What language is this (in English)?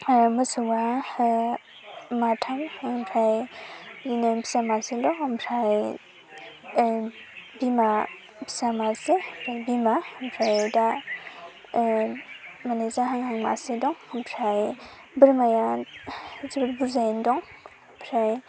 Bodo